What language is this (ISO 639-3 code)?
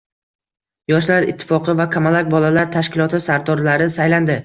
uzb